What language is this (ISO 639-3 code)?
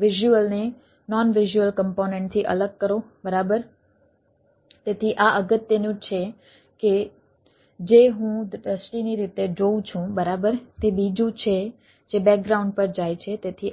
guj